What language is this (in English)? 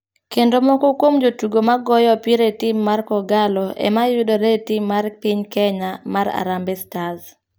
Luo (Kenya and Tanzania)